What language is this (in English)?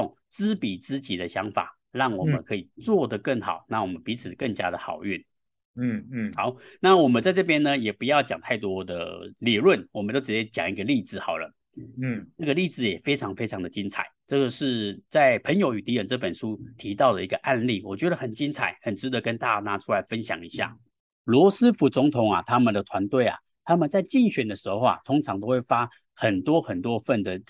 Chinese